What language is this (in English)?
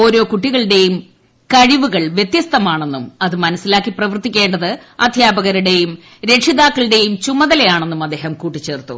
Malayalam